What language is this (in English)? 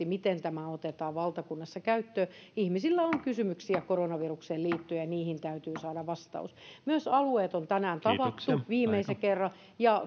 Finnish